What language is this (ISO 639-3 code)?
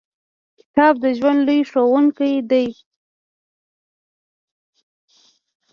pus